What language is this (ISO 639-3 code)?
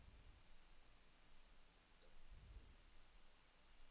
dan